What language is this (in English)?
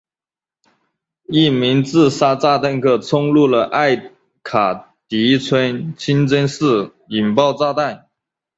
Chinese